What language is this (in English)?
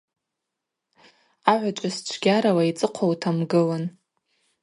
Abaza